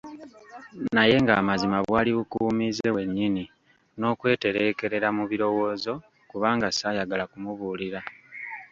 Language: Ganda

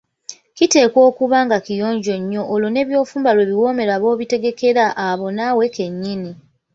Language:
Ganda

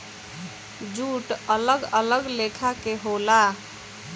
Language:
Bhojpuri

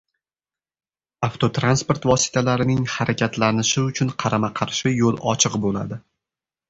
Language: Uzbek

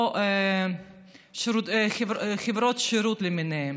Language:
Hebrew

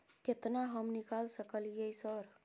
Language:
Maithili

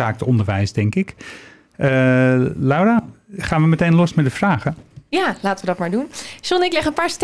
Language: Dutch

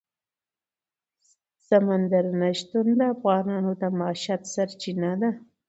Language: Pashto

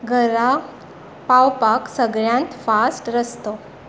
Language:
Konkani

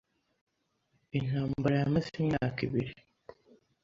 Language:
Kinyarwanda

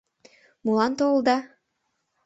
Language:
Mari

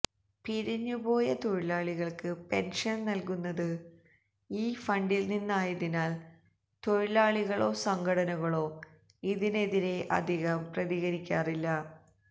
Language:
Malayalam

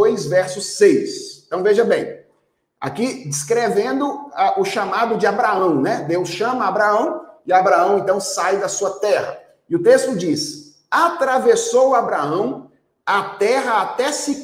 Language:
Portuguese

